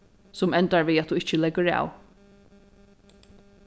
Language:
Faroese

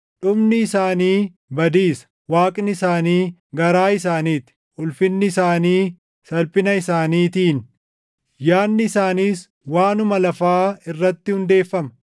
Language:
Oromo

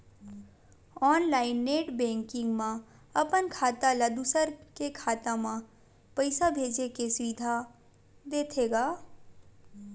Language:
Chhattisgarhi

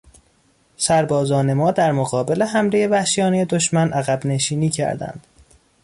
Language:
Persian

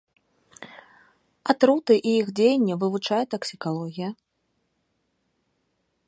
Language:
Belarusian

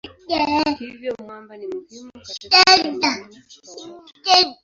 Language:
Swahili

